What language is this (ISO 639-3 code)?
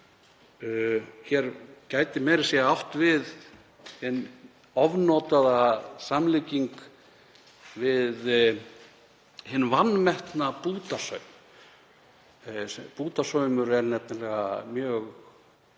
isl